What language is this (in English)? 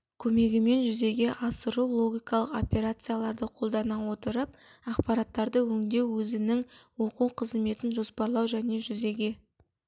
Kazakh